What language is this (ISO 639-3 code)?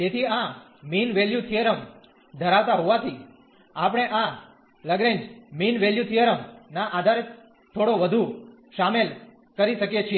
guj